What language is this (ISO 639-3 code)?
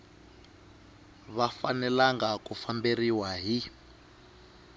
tso